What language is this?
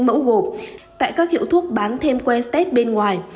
Vietnamese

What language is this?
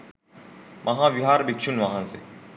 Sinhala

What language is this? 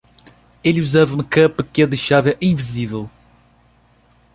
Portuguese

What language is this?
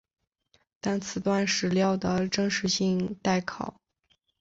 Chinese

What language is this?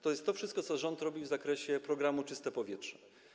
Polish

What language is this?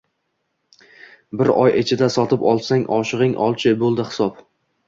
Uzbek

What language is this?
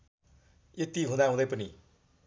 Nepali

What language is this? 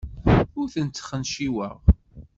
Kabyle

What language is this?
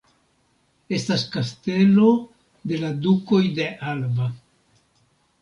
Esperanto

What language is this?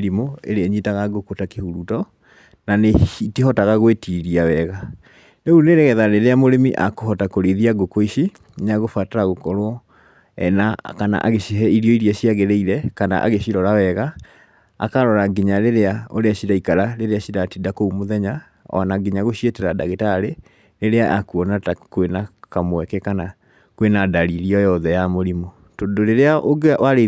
Kikuyu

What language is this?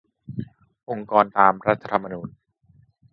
Thai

